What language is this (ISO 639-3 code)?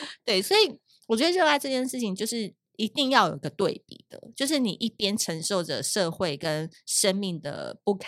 zho